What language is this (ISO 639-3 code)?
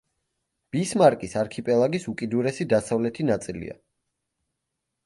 kat